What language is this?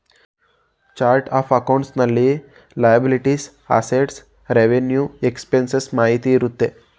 Kannada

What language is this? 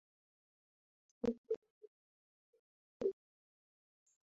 Swahili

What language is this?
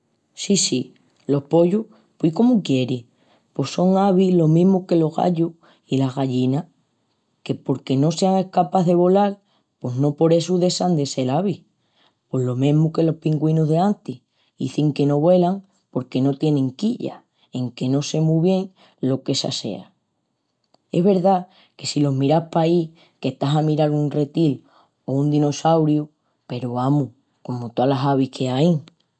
Extremaduran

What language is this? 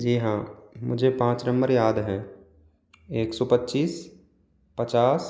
Hindi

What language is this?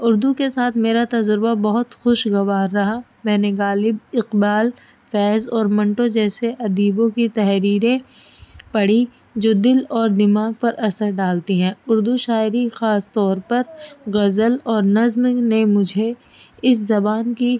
Urdu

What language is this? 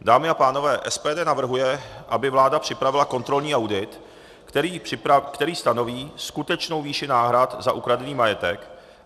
Czech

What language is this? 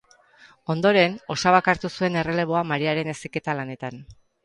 Basque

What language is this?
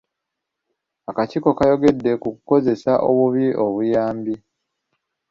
Ganda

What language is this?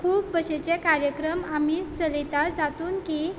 Konkani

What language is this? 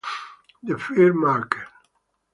Italian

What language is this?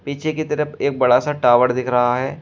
Hindi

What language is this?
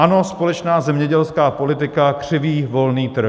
Czech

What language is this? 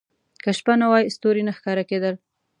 Pashto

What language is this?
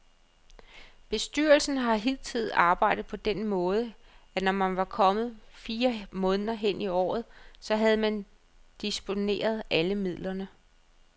Danish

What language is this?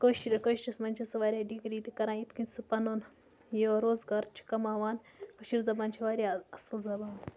Kashmiri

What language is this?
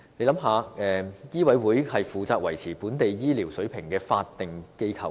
Cantonese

